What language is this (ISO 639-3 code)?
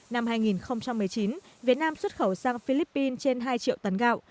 vie